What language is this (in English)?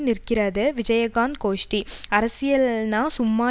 Tamil